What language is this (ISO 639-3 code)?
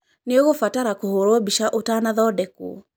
kik